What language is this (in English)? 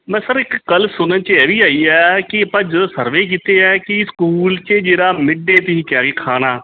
Punjabi